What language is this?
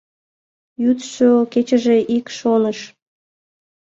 Mari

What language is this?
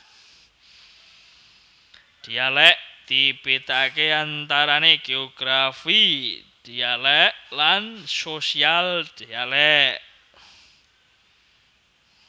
Javanese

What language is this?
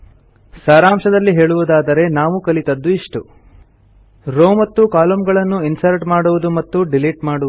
Kannada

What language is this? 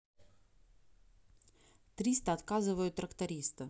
Russian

